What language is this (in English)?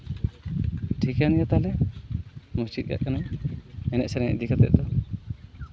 Santali